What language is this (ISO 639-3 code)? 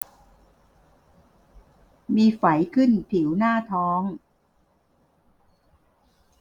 tha